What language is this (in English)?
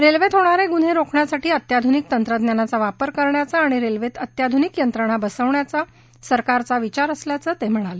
Marathi